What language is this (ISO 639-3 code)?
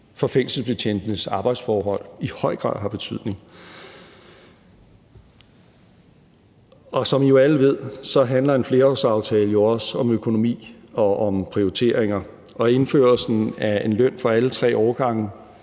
dan